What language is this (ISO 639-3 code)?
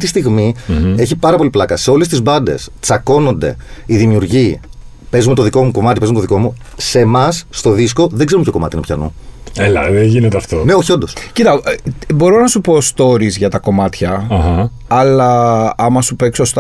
ell